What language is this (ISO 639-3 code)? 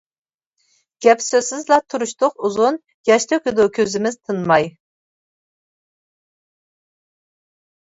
uig